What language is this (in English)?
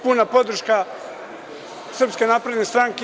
Serbian